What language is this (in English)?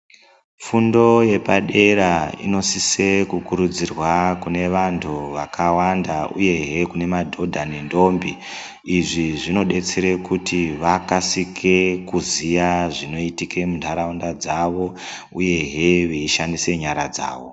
Ndau